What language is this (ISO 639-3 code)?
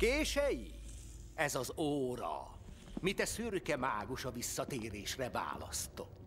hun